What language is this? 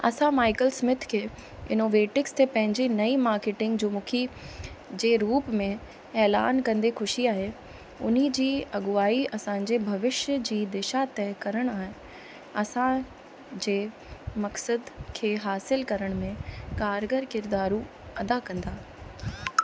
Sindhi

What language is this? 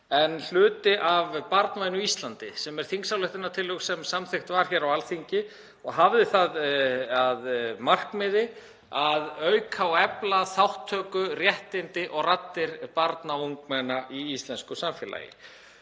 Icelandic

